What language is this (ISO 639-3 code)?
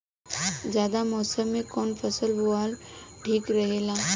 bho